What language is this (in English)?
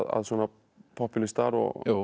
Icelandic